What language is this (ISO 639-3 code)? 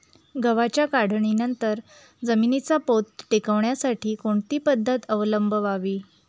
mar